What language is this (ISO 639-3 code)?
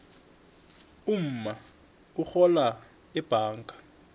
nbl